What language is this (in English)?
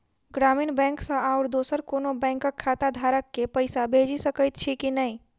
Maithili